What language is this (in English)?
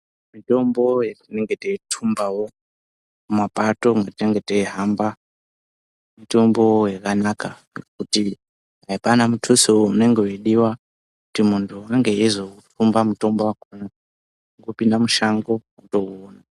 Ndau